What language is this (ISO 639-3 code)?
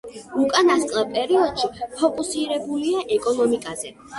kat